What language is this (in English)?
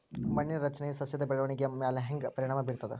Kannada